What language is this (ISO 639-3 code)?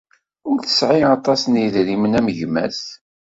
kab